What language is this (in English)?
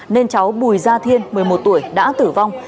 Vietnamese